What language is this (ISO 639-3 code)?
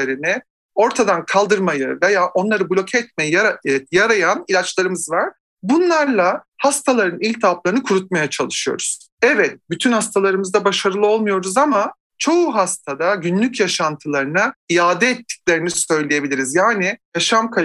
tur